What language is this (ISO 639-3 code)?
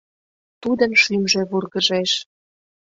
chm